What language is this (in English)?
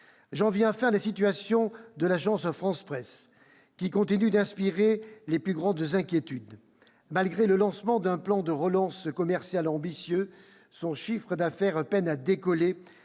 French